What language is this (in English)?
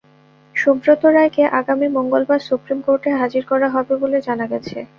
Bangla